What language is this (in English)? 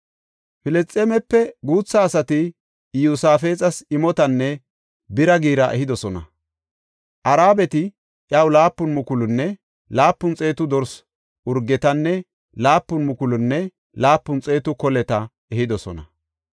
Gofa